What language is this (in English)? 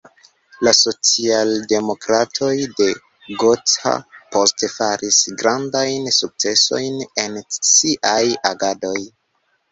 Esperanto